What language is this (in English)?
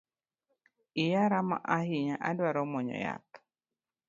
Luo (Kenya and Tanzania)